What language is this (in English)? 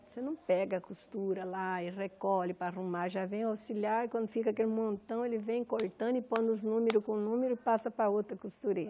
Portuguese